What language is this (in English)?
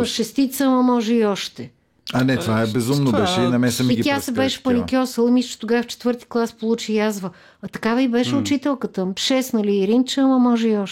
Bulgarian